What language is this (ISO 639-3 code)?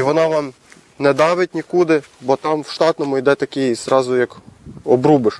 ukr